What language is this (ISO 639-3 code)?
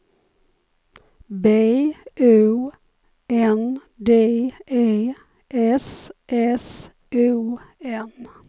swe